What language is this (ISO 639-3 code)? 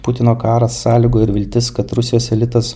lit